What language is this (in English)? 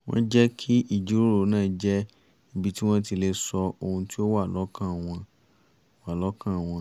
Yoruba